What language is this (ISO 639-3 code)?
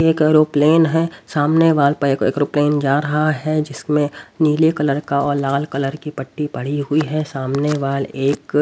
hin